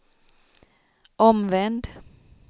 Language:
Swedish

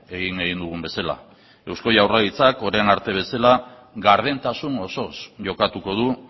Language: Basque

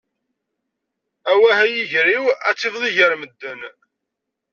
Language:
Kabyle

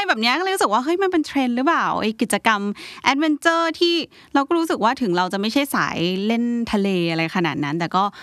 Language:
Thai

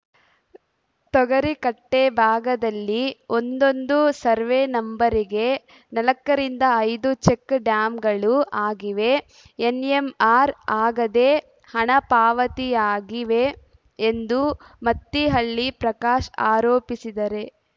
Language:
Kannada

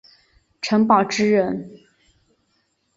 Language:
Chinese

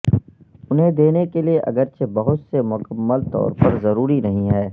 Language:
Urdu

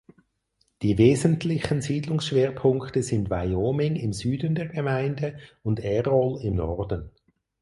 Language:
German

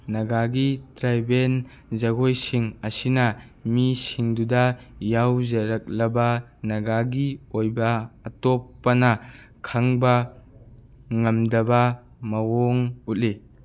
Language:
Manipuri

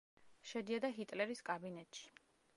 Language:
Georgian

